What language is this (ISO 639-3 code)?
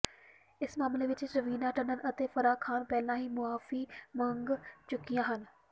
pan